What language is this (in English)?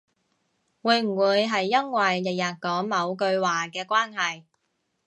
Cantonese